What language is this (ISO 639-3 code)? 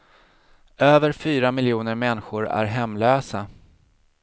swe